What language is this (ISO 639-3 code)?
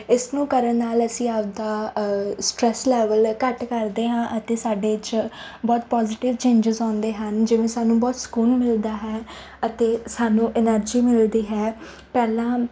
pan